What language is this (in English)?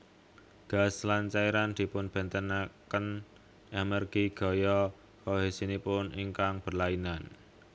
Javanese